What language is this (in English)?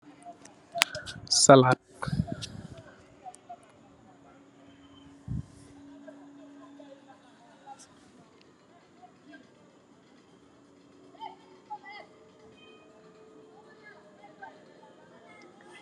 Wolof